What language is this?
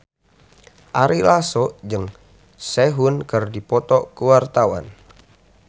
Sundanese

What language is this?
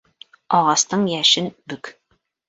Bashkir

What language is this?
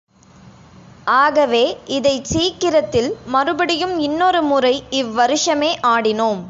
Tamil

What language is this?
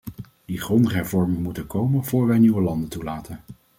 Dutch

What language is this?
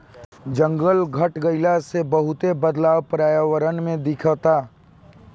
Bhojpuri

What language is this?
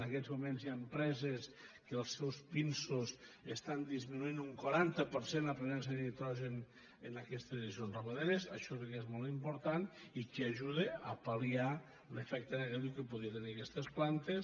Catalan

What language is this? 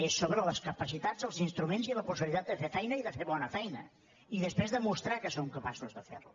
Catalan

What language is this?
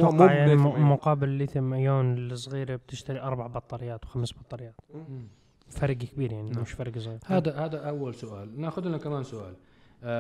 Arabic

